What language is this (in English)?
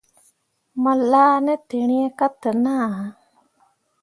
Mundang